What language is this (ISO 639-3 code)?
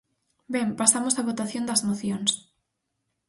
glg